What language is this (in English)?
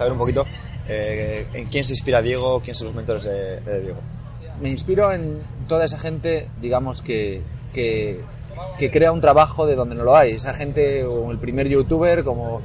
Spanish